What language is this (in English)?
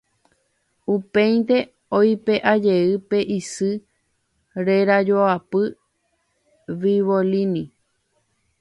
Guarani